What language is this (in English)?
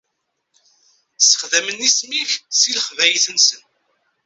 Kabyle